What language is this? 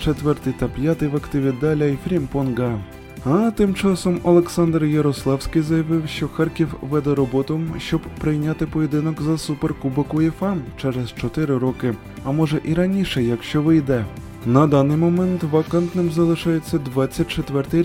Ukrainian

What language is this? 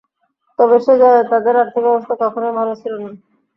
Bangla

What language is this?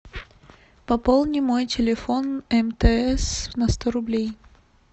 Russian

